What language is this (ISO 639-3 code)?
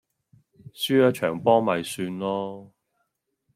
yue